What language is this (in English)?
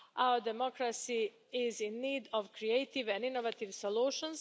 English